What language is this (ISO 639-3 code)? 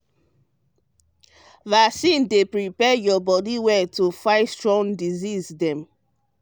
pcm